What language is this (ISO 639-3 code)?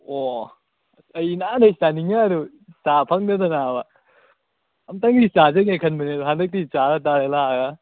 mni